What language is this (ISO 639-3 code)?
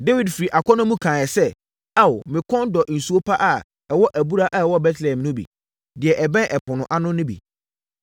aka